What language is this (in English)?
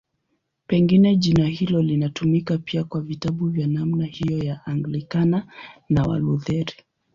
Swahili